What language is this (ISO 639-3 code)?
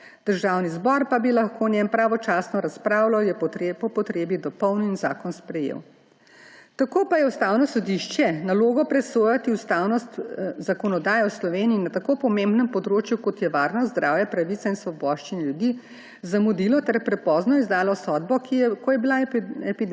slv